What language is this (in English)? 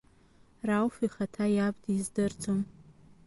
Abkhazian